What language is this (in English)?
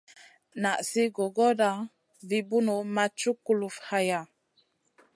Masana